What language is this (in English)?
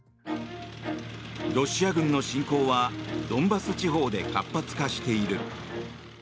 Japanese